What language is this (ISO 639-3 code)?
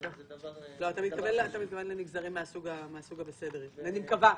heb